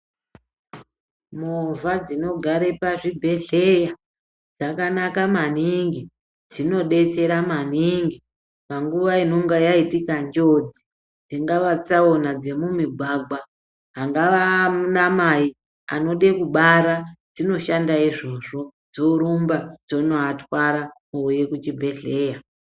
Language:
Ndau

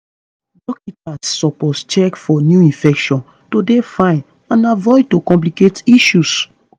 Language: Nigerian Pidgin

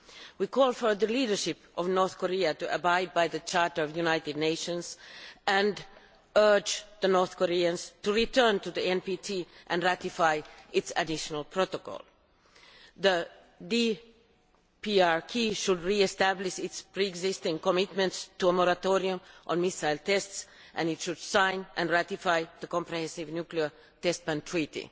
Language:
English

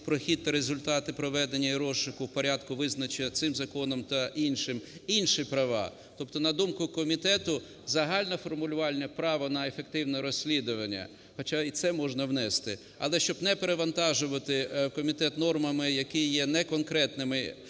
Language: Ukrainian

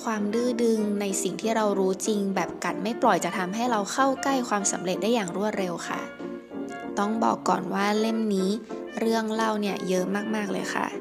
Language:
Thai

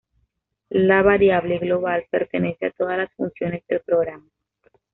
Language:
Spanish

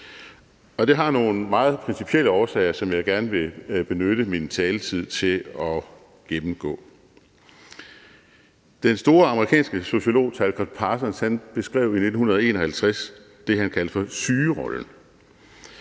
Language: Danish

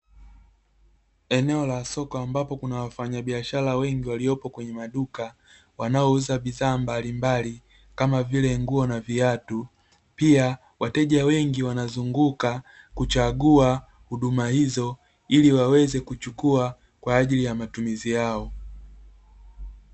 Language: Swahili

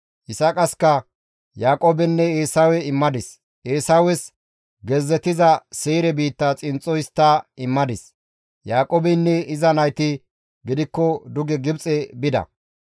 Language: Gamo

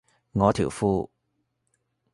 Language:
Cantonese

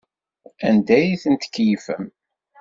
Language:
Kabyle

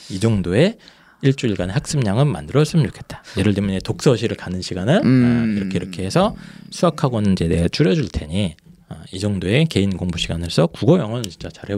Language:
Korean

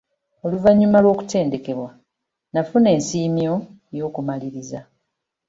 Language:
Ganda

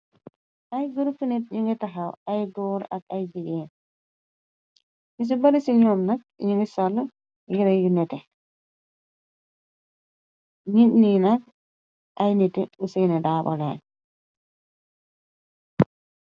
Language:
Wolof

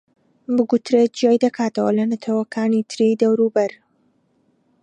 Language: Central Kurdish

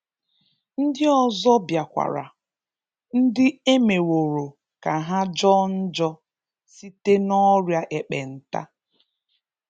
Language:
Igbo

